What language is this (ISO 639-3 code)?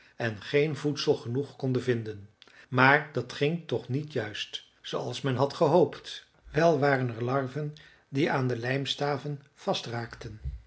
nld